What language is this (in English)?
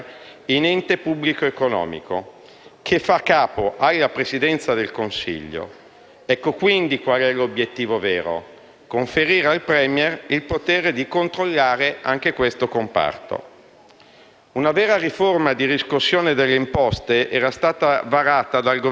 Italian